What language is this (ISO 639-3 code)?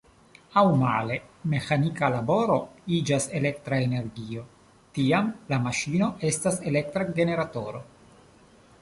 epo